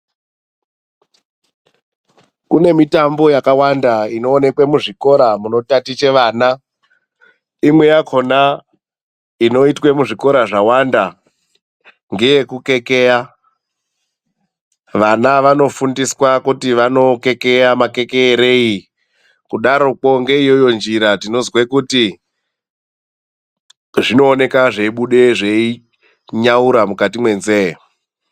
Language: Ndau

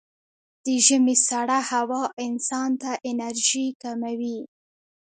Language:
Pashto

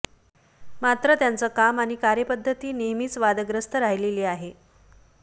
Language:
Marathi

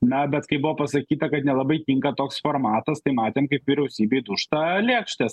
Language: Lithuanian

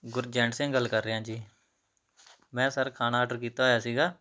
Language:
Punjabi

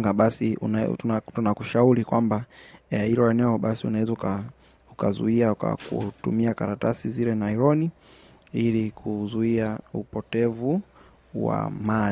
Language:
Swahili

